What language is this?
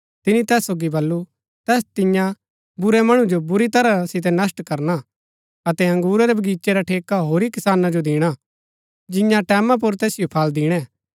Gaddi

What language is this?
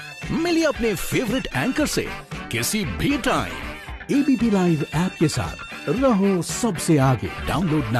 Hindi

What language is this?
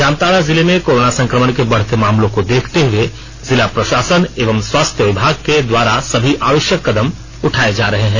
Hindi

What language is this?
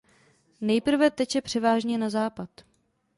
Czech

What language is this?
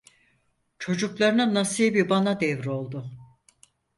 Turkish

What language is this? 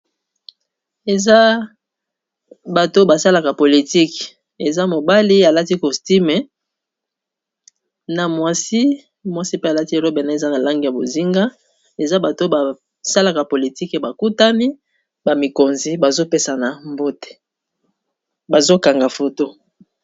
Lingala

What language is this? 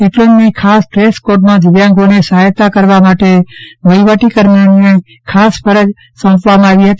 Gujarati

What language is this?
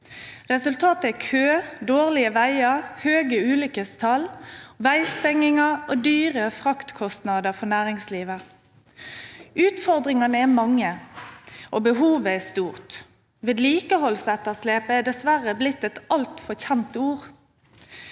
Norwegian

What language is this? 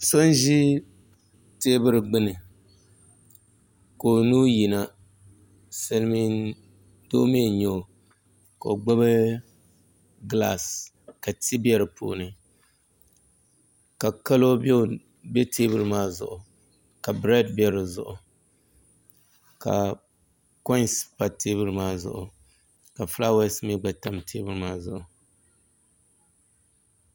Dagbani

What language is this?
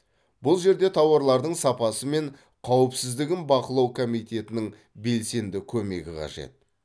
Kazakh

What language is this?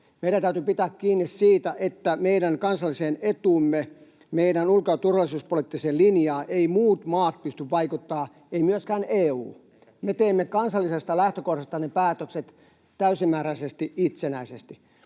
Finnish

